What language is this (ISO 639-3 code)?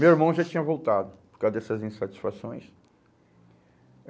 por